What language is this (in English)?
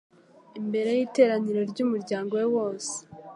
Kinyarwanda